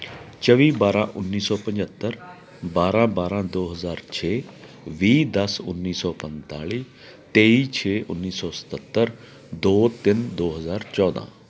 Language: Punjabi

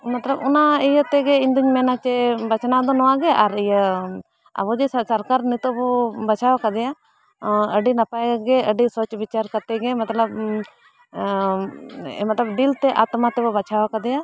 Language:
Santali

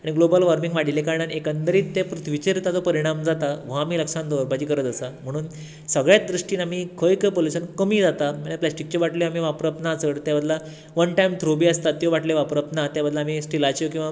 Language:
Konkani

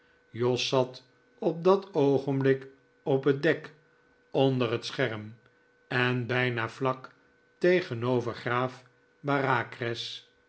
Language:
Dutch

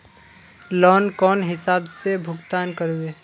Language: Magahi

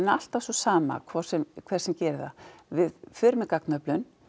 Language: Icelandic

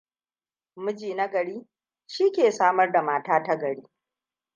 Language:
Hausa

